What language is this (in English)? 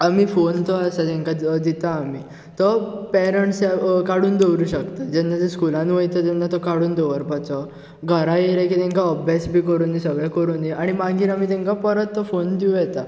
Konkani